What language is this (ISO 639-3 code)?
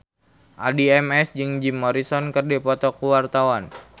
sun